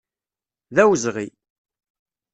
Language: Kabyle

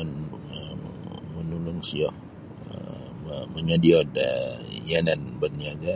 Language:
Sabah Bisaya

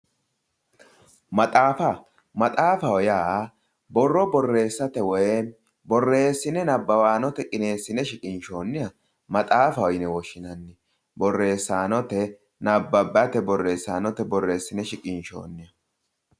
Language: Sidamo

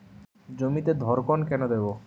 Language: Bangla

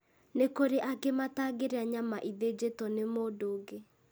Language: Kikuyu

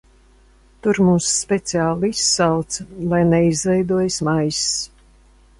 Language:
Latvian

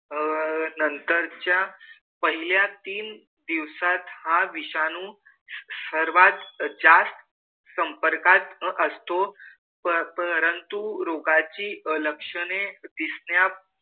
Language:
Marathi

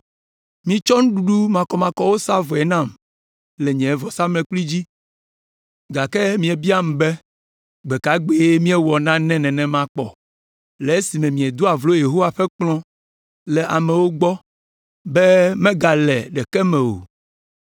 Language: Ewe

